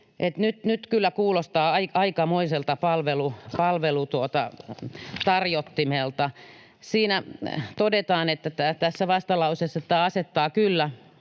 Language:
Finnish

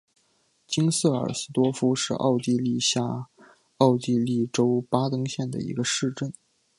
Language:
Chinese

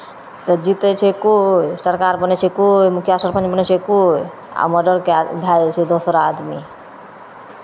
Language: Maithili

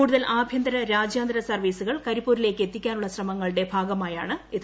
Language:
Malayalam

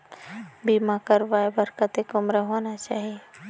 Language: Chhattisgarhi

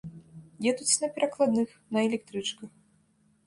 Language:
Belarusian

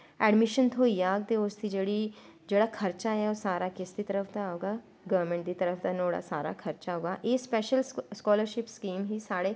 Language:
Dogri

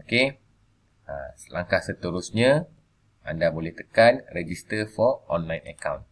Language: Malay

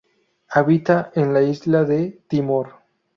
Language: Spanish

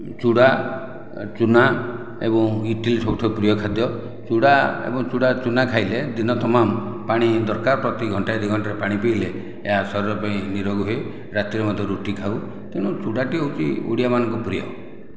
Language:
Odia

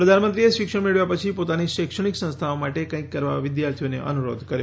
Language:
Gujarati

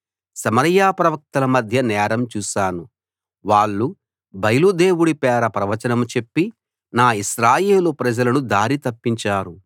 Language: Telugu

